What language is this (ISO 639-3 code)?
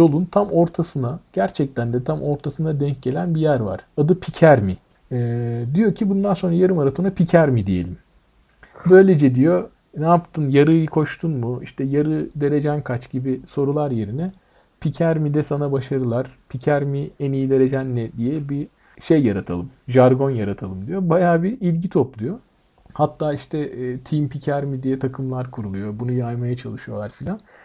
tur